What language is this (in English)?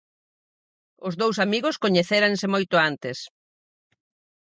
Galician